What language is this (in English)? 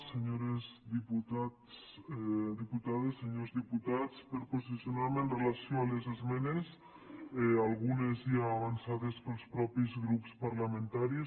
Catalan